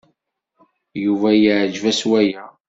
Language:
Kabyle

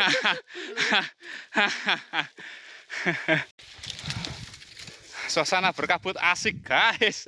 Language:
Indonesian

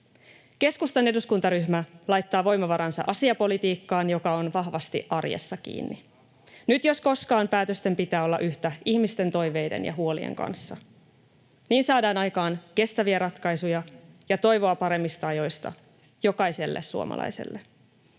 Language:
Finnish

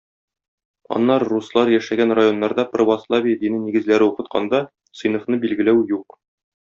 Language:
Tatar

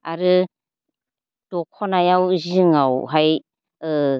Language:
Bodo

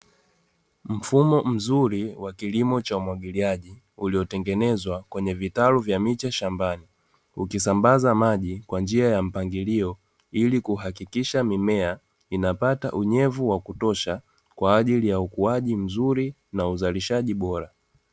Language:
Swahili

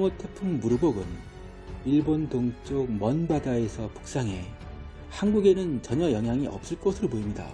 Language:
Korean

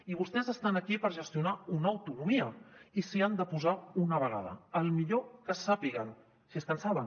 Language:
Catalan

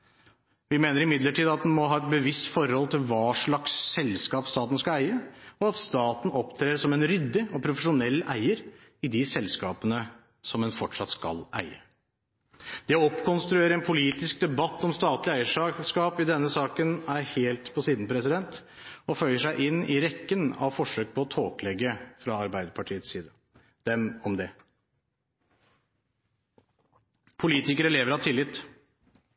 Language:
Norwegian Bokmål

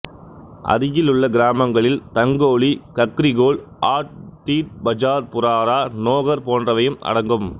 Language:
Tamil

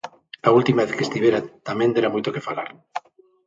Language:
Galician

